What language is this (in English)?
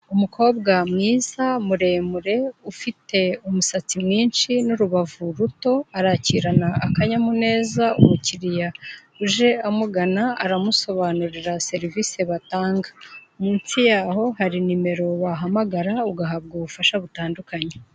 Kinyarwanda